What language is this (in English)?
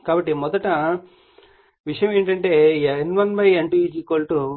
Telugu